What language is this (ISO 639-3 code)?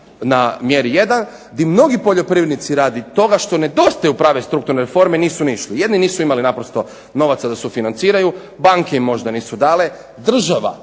hrv